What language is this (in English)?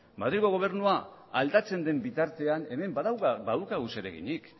Basque